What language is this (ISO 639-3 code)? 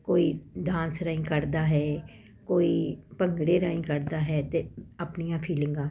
pan